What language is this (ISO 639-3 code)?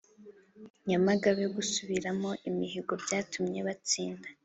kin